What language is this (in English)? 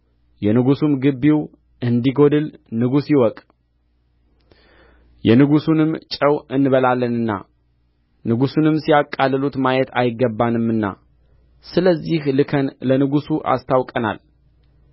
Amharic